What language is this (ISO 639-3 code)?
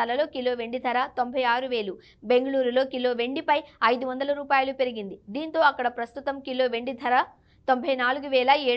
tel